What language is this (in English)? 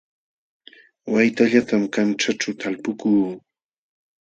Jauja Wanca Quechua